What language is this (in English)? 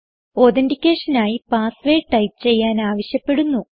Malayalam